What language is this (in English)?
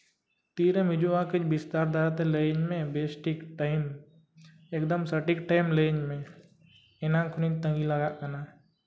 Santali